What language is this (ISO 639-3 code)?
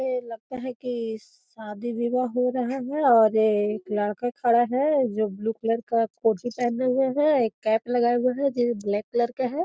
mag